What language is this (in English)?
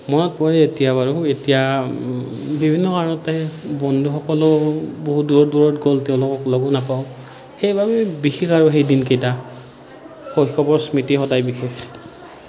Assamese